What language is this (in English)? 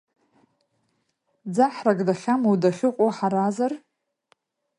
Abkhazian